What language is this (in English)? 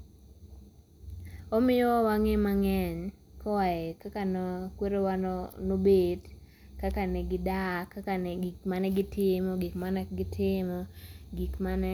Luo (Kenya and Tanzania)